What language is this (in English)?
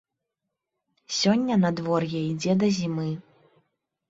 Belarusian